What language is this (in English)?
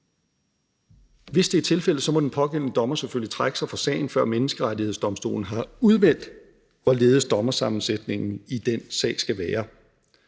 Danish